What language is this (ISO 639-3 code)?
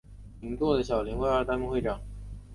zho